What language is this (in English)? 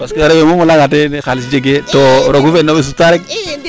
Serer